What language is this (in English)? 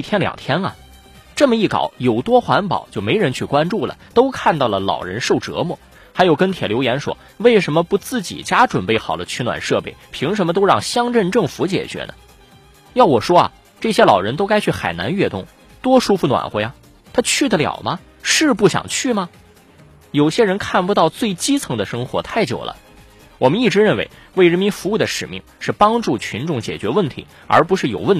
Chinese